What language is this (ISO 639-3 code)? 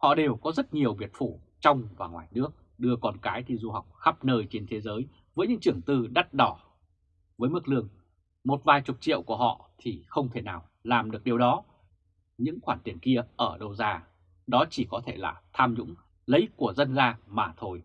vie